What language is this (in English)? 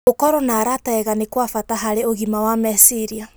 Kikuyu